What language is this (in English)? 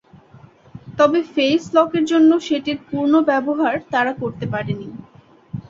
Bangla